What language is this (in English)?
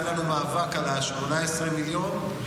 Hebrew